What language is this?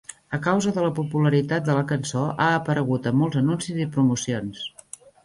Catalan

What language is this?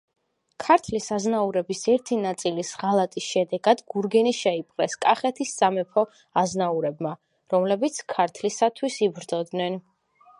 Georgian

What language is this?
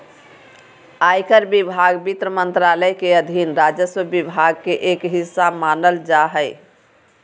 Magahi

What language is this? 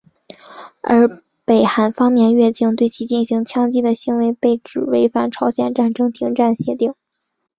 Chinese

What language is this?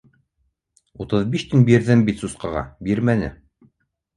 Bashkir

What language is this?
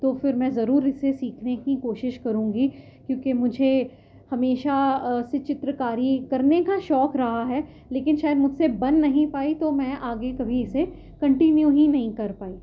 Urdu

